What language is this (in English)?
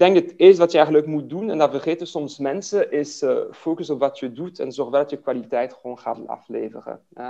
Dutch